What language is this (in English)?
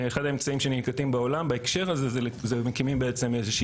Hebrew